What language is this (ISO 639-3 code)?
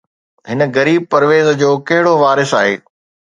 snd